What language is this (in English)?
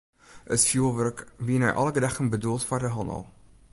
Western Frisian